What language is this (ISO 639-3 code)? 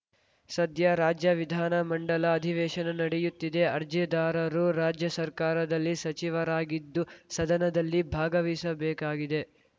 kan